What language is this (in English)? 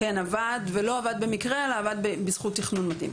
Hebrew